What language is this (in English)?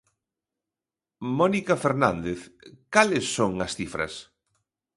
Galician